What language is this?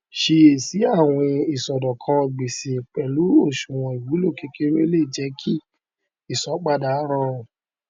Yoruba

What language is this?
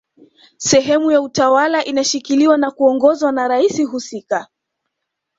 Swahili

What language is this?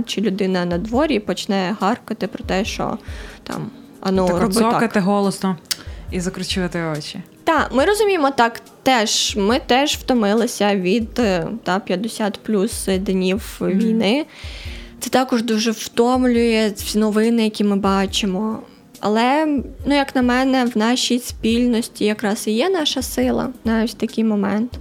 Ukrainian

